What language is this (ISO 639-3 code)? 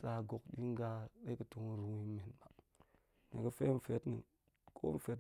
ank